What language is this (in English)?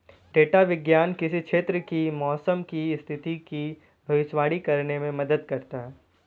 Hindi